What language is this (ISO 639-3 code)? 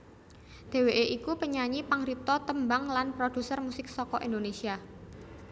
jav